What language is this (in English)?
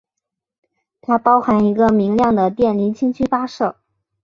Chinese